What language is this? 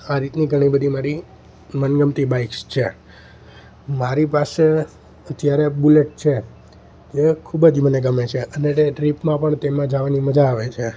Gujarati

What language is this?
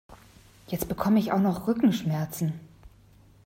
German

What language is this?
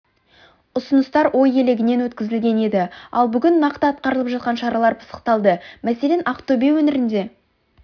Kazakh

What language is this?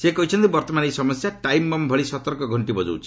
Odia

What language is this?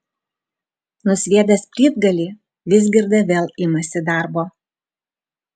Lithuanian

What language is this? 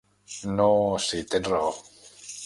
Catalan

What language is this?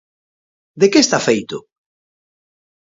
Galician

